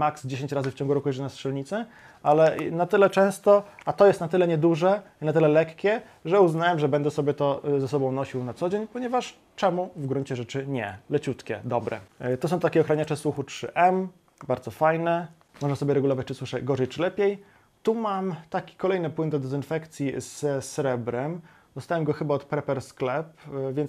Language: Polish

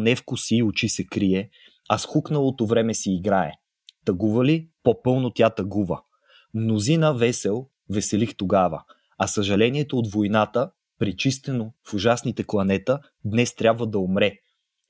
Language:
Bulgarian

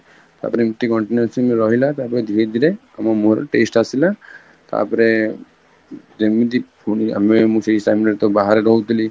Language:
Odia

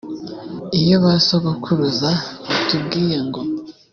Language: Kinyarwanda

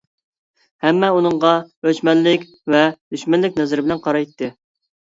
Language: Uyghur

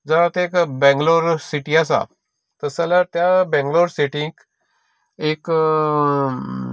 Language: Konkani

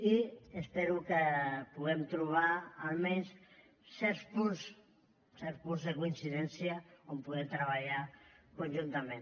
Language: Catalan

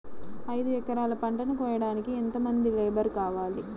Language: Telugu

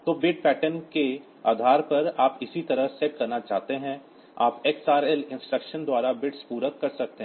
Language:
Hindi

